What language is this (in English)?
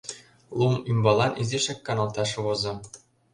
Mari